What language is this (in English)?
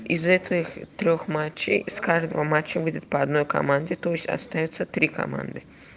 Russian